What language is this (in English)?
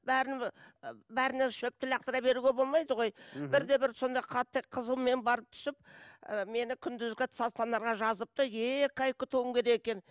Kazakh